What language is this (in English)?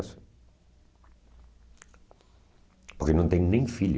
Portuguese